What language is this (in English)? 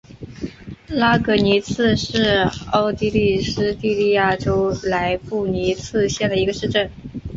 Chinese